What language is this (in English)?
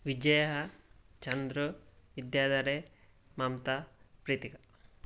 Sanskrit